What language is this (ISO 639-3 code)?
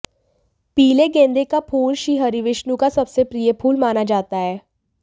hin